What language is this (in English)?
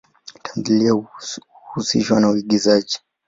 Swahili